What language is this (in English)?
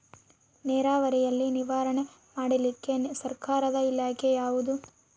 Kannada